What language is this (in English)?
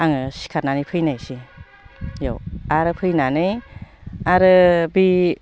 Bodo